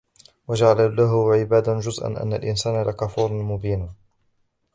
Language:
Arabic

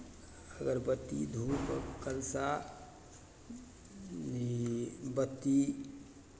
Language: Maithili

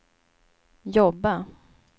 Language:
Swedish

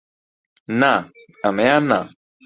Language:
Central Kurdish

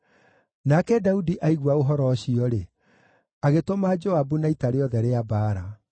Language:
Kikuyu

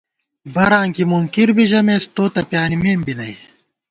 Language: Gawar-Bati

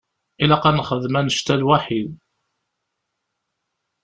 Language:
Kabyle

